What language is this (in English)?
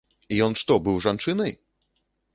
Belarusian